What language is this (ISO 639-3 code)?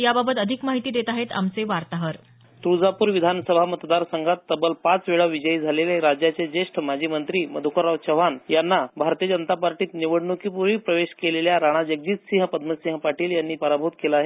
mar